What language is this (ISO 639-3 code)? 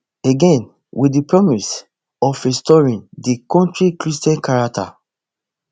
pcm